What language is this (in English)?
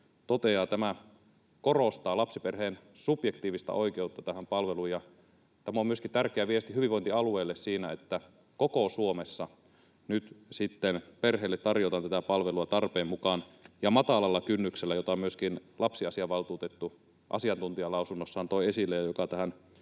Finnish